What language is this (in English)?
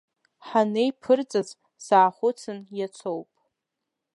Abkhazian